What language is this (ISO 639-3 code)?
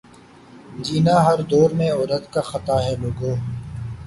urd